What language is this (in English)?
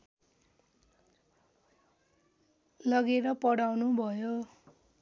Nepali